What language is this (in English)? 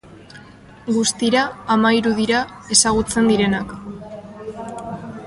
Basque